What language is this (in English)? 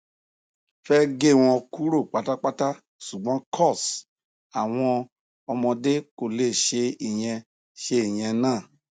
Yoruba